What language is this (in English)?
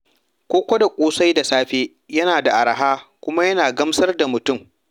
Hausa